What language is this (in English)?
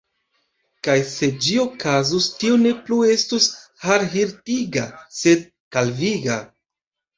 Esperanto